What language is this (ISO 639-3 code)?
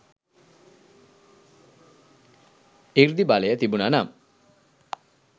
sin